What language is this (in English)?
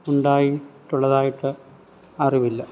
Malayalam